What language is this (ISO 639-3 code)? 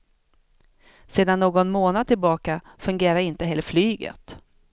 swe